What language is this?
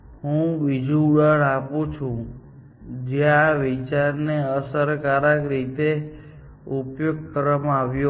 Gujarati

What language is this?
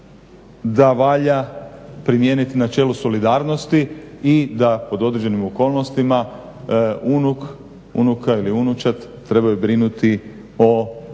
Croatian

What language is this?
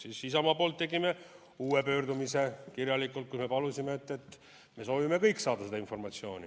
Estonian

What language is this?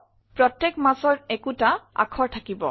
Assamese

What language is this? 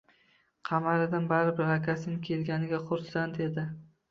Uzbek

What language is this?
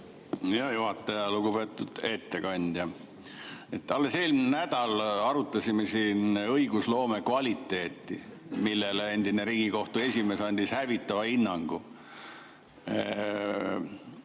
Estonian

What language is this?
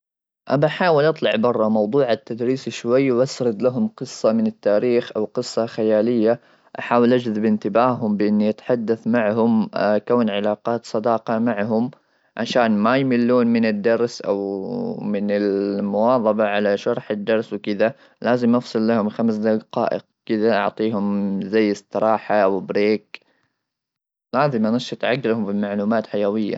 Gulf Arabic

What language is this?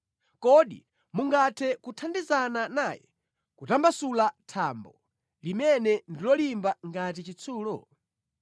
Nyanja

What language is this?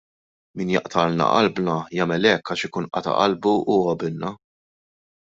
Maltese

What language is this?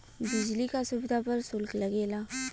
Bhojpuri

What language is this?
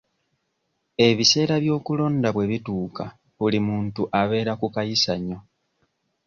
Ganda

